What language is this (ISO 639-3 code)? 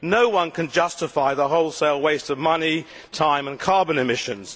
eng